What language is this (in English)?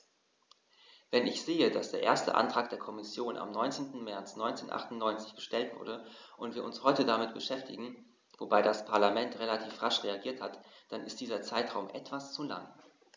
German